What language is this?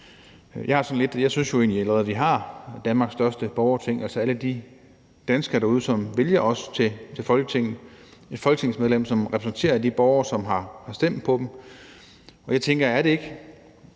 Danish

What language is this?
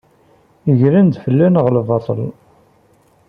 Kabyle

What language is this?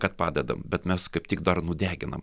Lithuanian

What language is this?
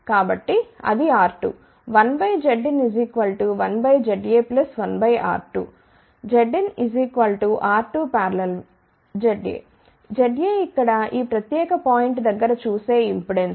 Telugu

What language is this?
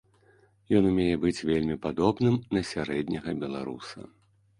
Belarusian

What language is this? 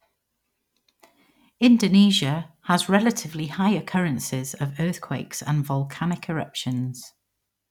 English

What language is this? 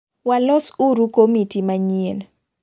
Luo (Kenya and Tanzania)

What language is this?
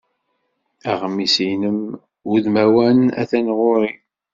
Kabyle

